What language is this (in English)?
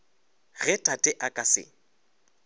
Northern Sotho